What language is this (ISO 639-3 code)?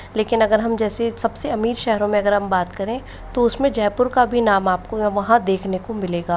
hin